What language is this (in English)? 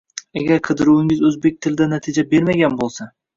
Uzbek